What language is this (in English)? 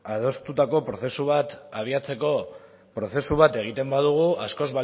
Basque